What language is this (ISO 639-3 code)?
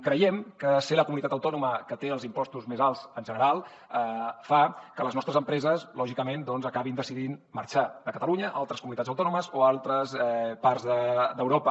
cat